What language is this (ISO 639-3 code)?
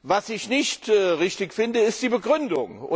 deu